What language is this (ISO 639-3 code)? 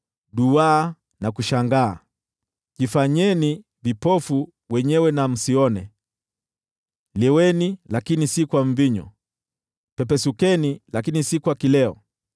swa